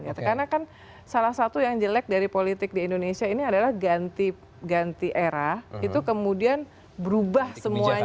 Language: Indonesian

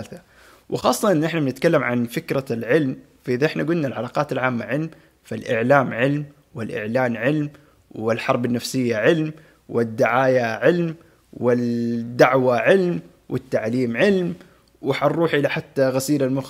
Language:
Arabic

